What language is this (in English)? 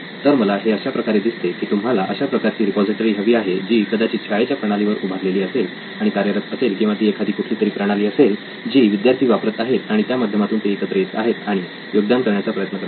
Marathi